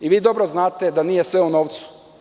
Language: Serbian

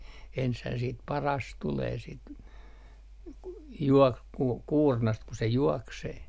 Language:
Finnish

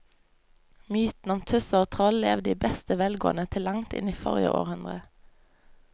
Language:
Norwegian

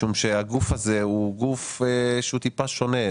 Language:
Hebrew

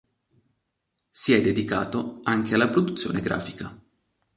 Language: Italian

